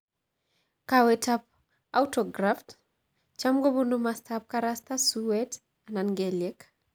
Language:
Kalenjin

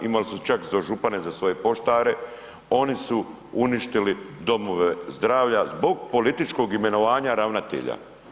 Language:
Croatian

